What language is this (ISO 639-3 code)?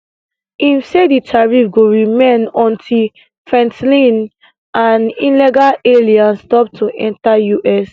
pcm